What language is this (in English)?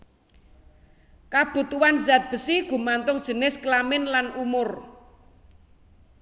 Javanese